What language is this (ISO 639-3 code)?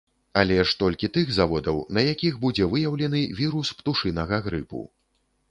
bel